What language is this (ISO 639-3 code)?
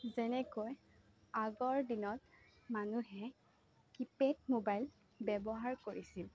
asm